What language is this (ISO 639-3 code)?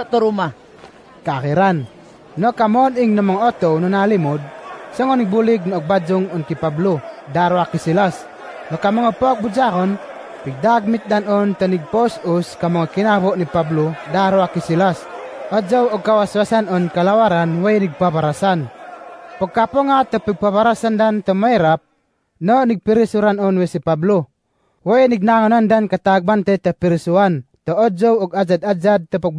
fil